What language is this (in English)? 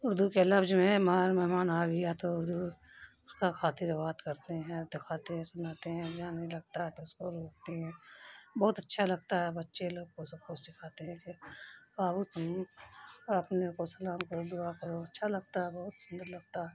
Urdu